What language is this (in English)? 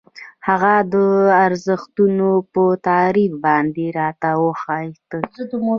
Pashto